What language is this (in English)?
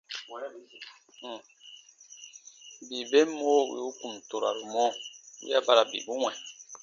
Baatonum